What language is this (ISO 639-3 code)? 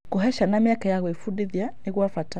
kik